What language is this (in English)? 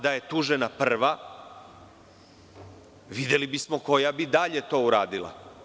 Serbian